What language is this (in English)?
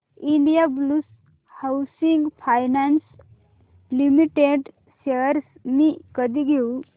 Marathi